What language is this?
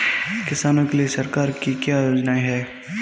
Hindi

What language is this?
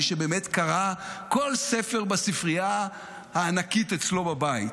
Hebrew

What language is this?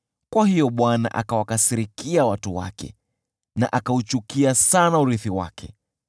Swahili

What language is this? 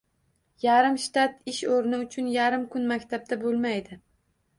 Uzbek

